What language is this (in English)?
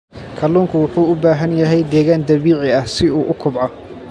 Somali